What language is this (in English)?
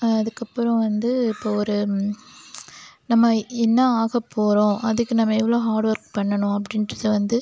Tamil